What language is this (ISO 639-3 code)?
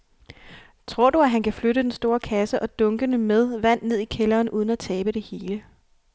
dan